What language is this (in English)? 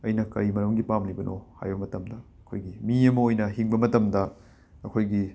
Manipuri